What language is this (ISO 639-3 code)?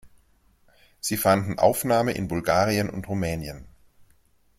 deu